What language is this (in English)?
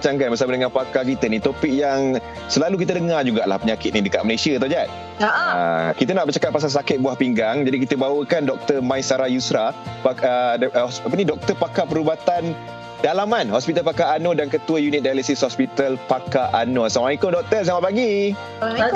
Malay